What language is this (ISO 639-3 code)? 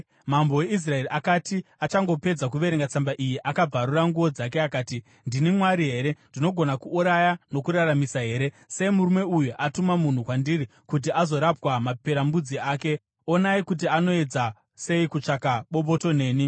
sna